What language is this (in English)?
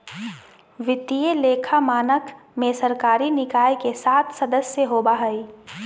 Magahi